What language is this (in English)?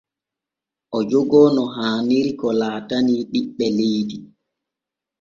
Borgu Fulfulde